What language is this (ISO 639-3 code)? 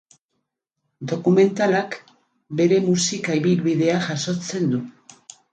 eus